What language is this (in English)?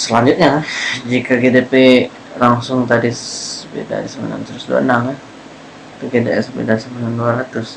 Indonesian